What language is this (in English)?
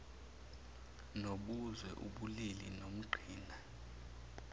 Zulu